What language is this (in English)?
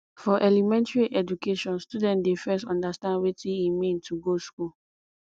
Nigerian Pidgin